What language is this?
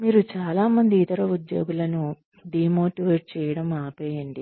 Telugu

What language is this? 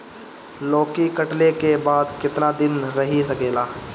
Bhojpuri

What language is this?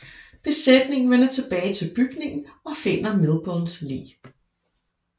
Danish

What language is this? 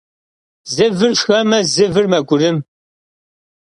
Kabardian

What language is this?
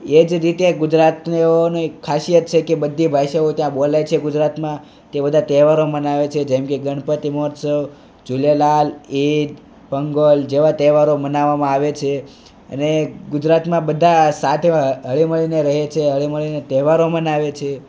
Gujarati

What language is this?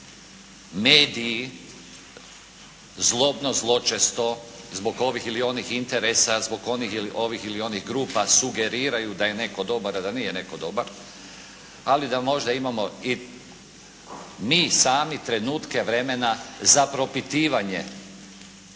Croatian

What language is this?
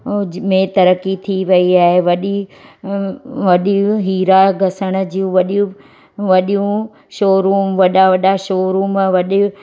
Sindhi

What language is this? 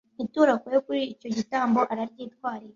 Kinyarwanda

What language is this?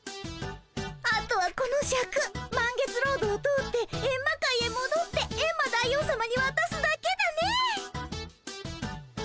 Japanese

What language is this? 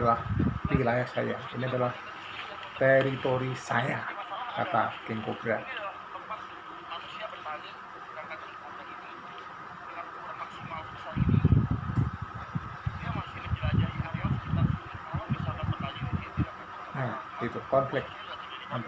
Indonesian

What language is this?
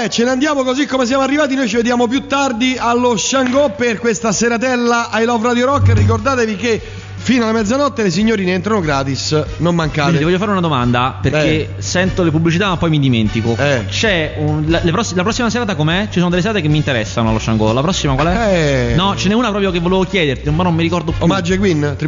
Italian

